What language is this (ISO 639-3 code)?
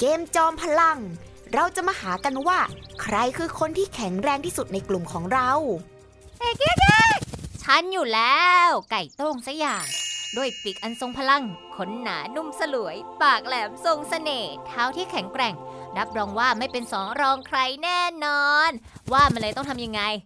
tha